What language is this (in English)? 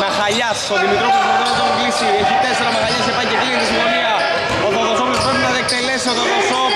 Greek